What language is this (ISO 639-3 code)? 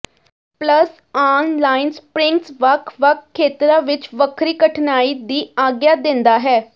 pan